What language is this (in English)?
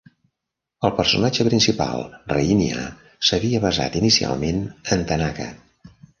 Catalan